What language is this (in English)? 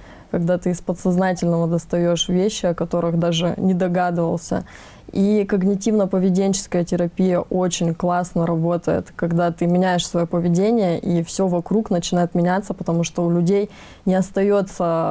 Russian